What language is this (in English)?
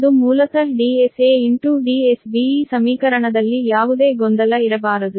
Kannada